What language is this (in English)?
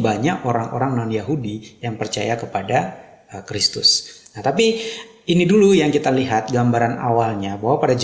Indonesian